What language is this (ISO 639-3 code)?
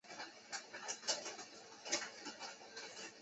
zho